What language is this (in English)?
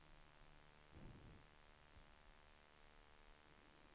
Swedish